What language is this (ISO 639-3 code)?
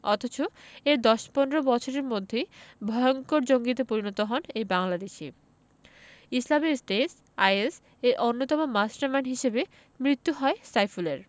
ben